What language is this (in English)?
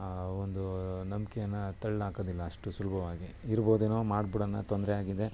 Kannada